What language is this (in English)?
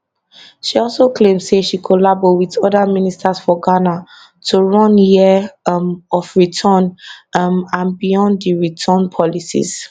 Nigerian Pidgin